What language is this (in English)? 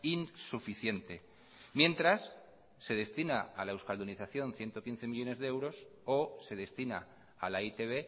Spanish